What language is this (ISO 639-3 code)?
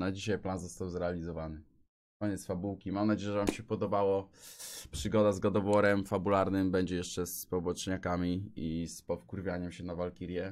pol